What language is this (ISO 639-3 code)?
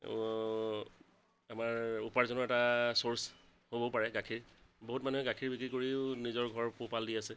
asm